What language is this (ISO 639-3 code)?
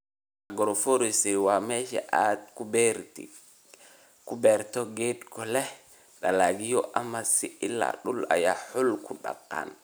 som